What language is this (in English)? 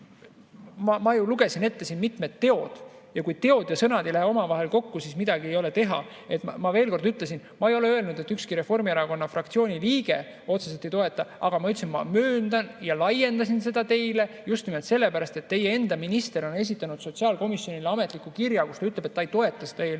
Estonian